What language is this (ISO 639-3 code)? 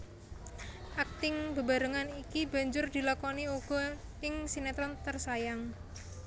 jav